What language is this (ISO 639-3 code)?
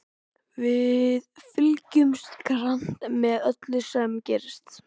isl